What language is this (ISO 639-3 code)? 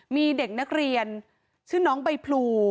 tha